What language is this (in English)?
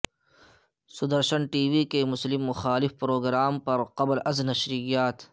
Urdu